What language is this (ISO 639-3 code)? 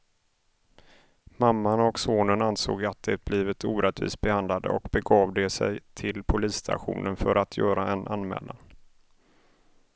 swe